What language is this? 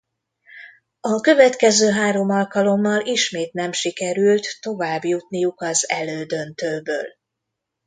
Hungarian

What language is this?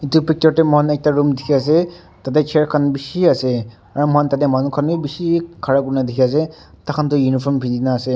Naga Pidgin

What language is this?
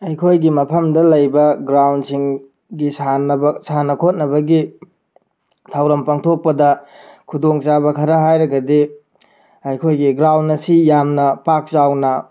Manipuri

